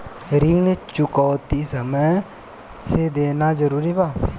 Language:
Bhojpuri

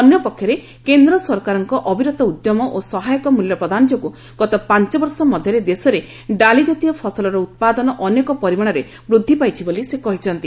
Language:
Odia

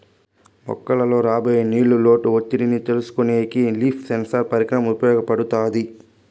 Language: Telugu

